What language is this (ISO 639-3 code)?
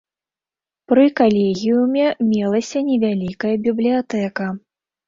bel